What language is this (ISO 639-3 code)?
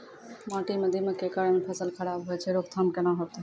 mai